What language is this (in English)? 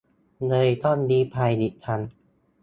Thai